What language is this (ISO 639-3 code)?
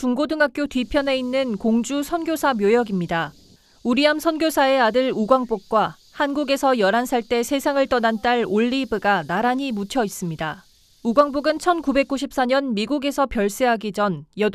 kor